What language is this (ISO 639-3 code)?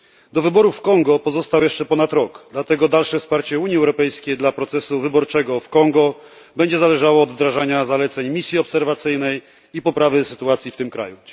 pol